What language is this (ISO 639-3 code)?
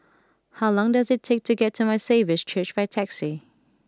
eng